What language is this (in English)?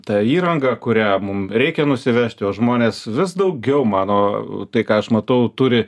Lithuanian